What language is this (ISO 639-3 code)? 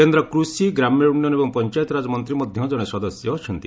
ori